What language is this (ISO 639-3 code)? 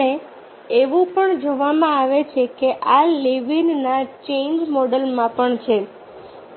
guj